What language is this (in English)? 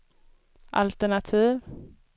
Swedish